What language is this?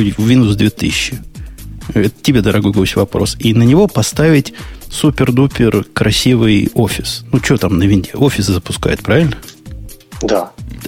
Russian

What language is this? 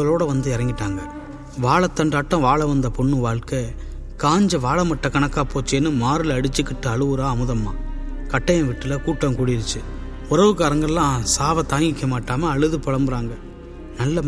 Tamil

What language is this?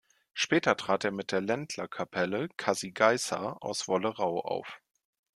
German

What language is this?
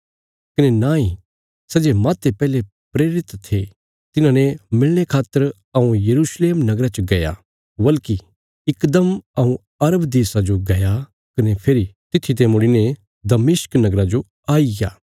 Bilaspuri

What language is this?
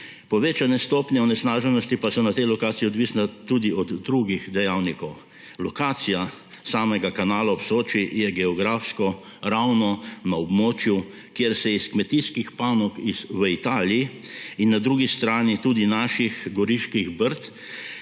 Slovenian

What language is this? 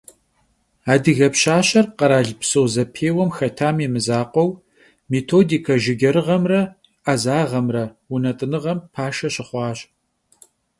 Kabardian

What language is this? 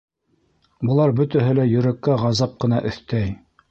Bashkir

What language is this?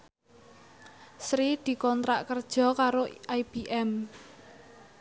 Javanese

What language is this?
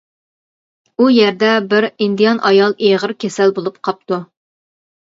Uyghur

